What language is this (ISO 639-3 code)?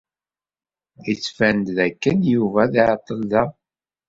kab